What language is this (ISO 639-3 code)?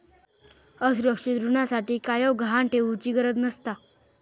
mar